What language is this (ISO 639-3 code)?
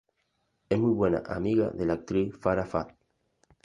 spa